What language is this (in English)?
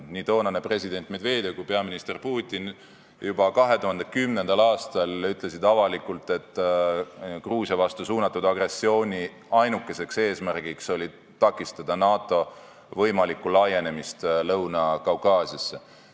Estonian